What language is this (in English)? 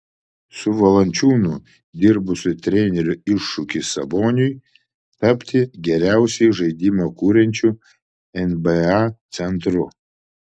Lithuanian